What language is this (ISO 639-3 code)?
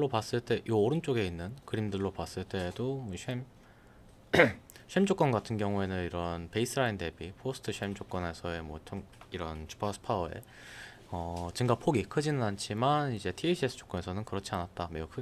kor